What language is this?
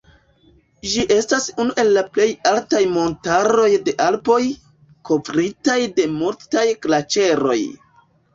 Esperanto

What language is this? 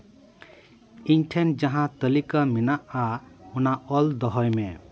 Santali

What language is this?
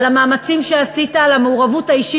Hebrew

